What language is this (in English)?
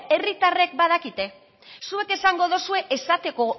Basque